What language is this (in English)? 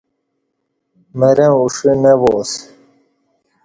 Kati